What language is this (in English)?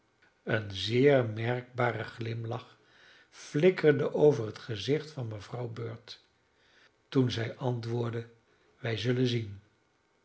Dutch